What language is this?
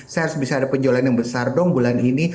Indonesian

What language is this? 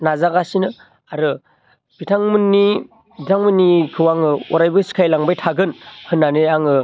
Bodo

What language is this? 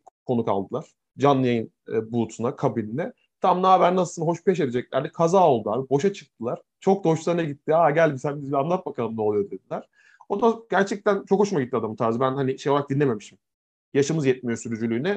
Turkish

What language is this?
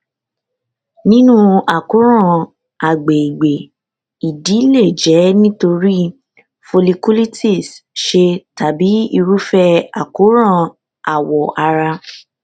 Yoruba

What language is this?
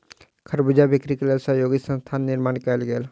Maithili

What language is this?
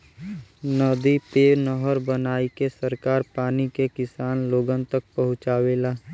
Bhojpuri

